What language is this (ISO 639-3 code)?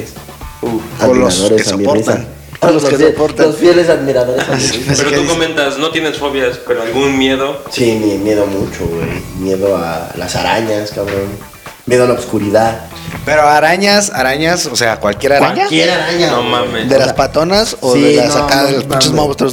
spa